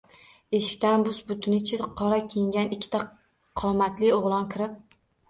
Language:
Uzbek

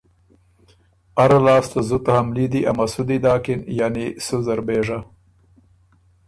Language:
Ormuri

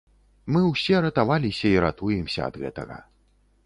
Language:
Belarusian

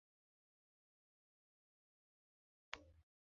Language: Mbum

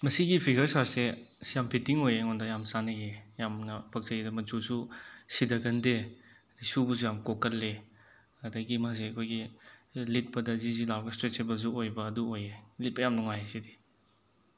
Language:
Manipuri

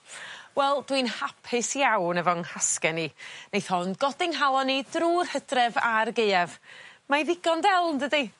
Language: Welsh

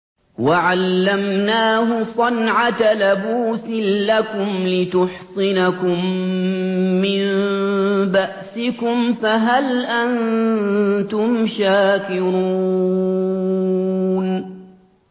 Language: Arabic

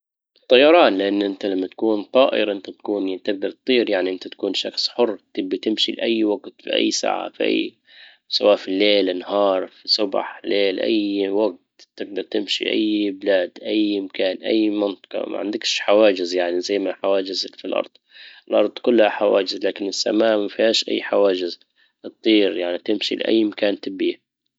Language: Libyan Arabic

